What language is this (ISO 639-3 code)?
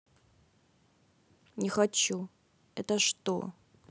rus